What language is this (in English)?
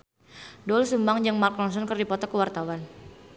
Sundanese